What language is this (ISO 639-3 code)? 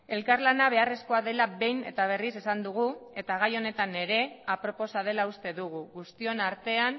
eus